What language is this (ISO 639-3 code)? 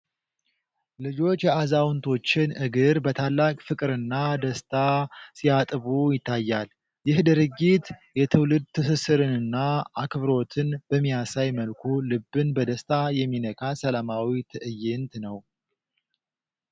amh